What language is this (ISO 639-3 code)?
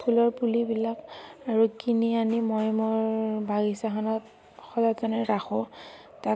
asm